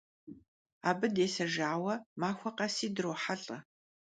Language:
Kabardian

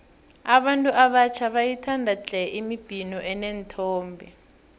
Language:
South Ndebele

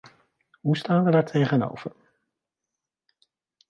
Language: Dutch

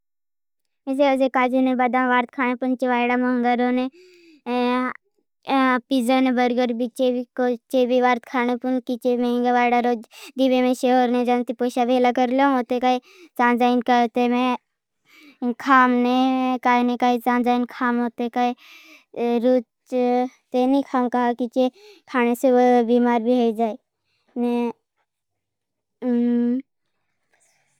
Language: Bhili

